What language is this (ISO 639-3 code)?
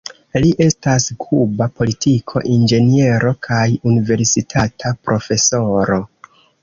epo